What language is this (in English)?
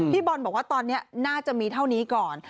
Thai